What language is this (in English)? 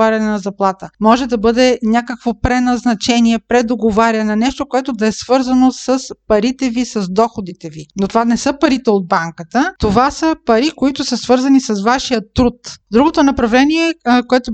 Bulgarian